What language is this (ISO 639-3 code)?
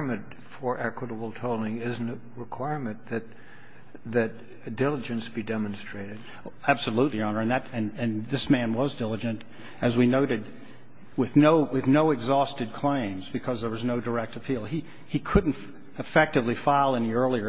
eng